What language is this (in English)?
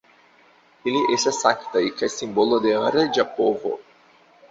Esperanto